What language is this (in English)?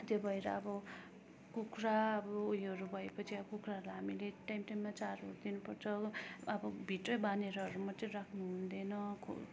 Nepali